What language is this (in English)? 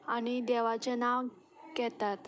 Konkani